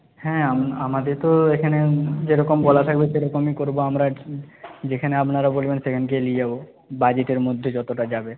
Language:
Bangla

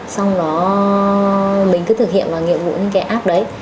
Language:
Vietnamese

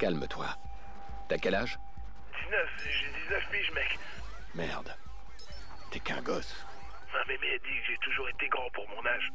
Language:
French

